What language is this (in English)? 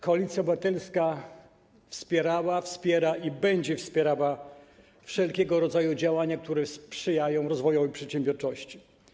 Polish